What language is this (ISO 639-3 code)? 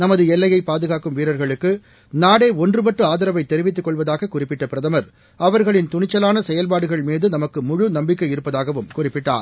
tam